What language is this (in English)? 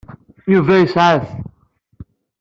Kabyle